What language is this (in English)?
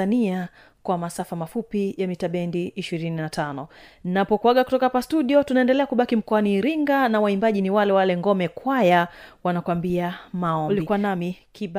Swahili